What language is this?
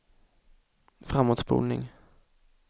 Swedish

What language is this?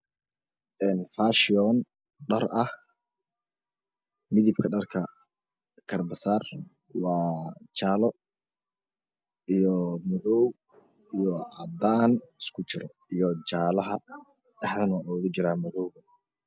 Somali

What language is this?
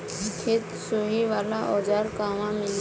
Bhojpuri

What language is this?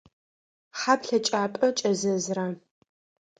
Adyghe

